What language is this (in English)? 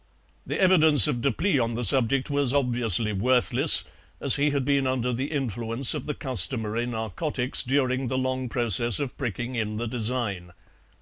English